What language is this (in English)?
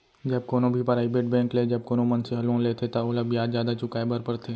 Chhattisgarhi